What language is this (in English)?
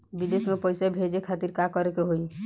Bhojpuri